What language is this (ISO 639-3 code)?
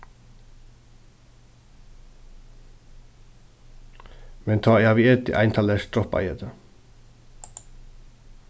fao